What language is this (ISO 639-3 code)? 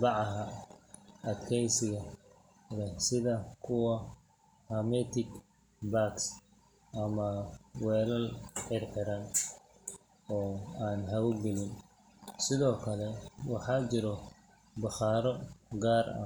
som